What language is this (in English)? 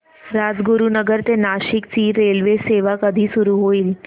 Marathi